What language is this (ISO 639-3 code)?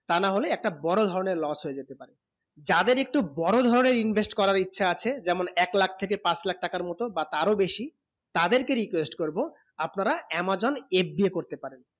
ben